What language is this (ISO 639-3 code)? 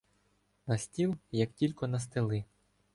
ukr